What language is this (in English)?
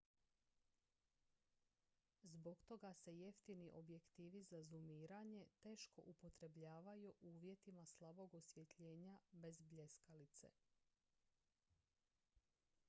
Croatian